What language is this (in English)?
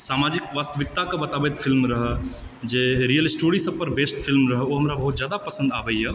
Maithili